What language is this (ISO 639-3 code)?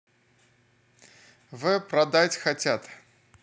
rus